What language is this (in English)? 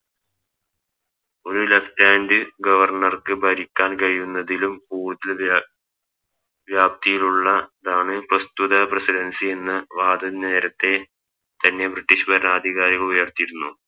Malayalam